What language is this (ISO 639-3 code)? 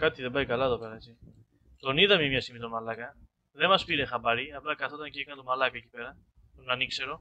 ell